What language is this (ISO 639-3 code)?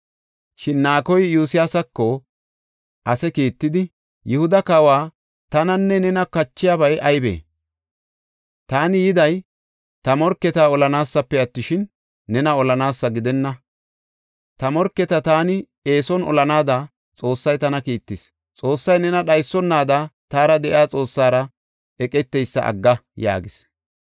gof